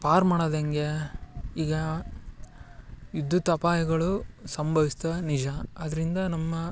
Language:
Kannada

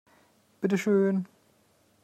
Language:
German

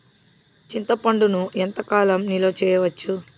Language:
Telugu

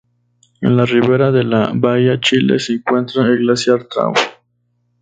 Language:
Spanish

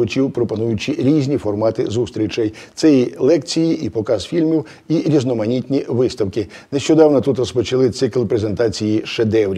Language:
Ukrainian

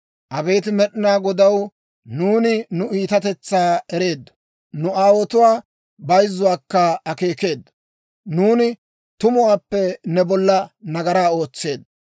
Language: Dawro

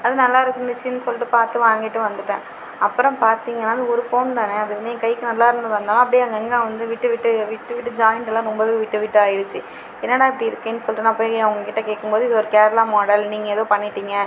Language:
Tamil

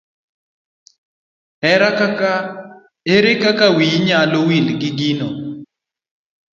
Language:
Luo (Kenya and Tanzania)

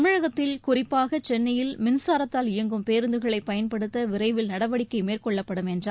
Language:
Tamil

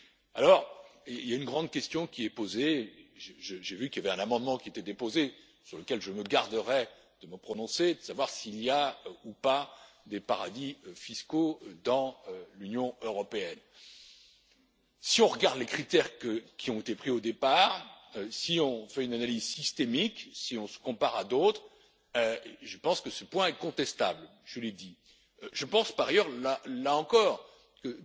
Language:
French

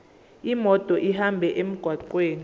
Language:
Zulu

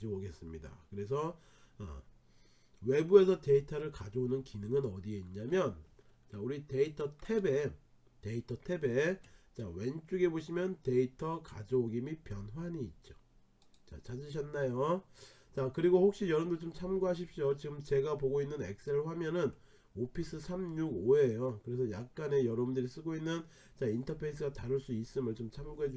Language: Korean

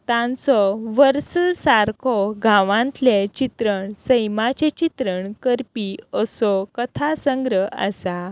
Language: Konkani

